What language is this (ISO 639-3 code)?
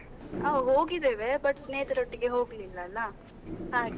kan